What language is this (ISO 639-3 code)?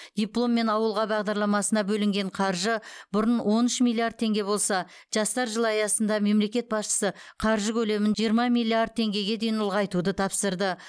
kaz